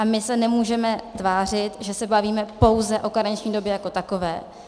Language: Czech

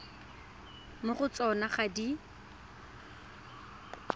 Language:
Tswana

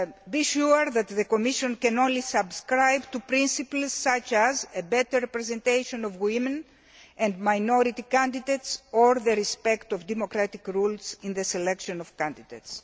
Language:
English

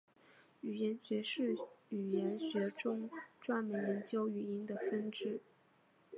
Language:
Chinese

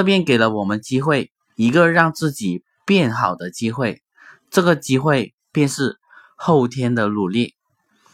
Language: Chinese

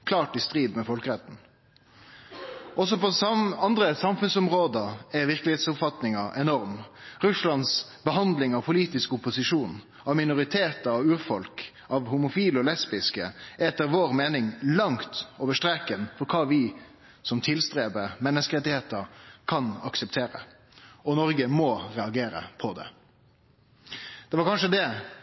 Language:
Norwegian Nynorsk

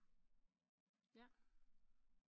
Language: Danish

